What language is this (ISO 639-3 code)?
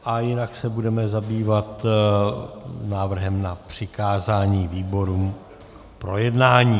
ces